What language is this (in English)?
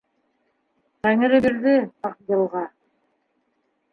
Bashkir